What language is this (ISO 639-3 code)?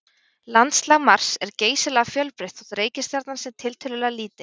isl